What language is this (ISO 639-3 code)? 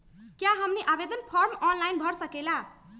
mag